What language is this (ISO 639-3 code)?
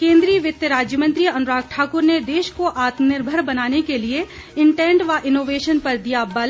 hin